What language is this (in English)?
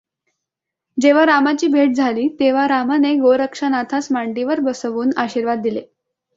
Marathi